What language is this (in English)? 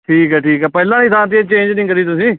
Punjabi